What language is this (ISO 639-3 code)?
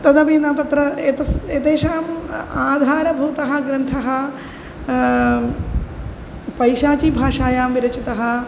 san